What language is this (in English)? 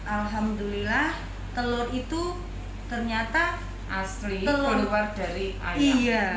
Indonesian